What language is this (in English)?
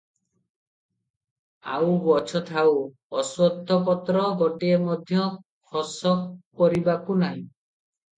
Odia